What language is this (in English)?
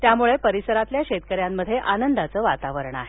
Marathi